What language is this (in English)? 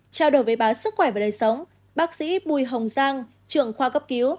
Vietnamese